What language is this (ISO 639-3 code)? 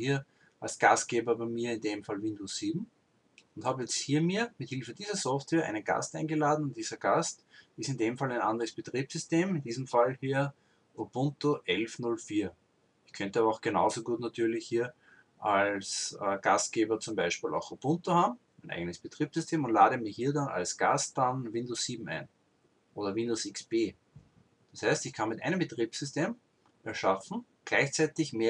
deu